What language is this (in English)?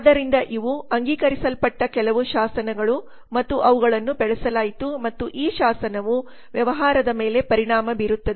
Kannada